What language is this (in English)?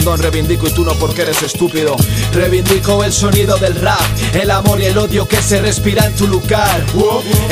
Spanish